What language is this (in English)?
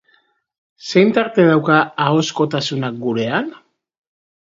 Basque